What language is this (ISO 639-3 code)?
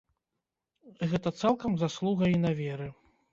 bel